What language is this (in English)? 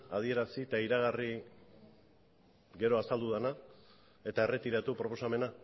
Basque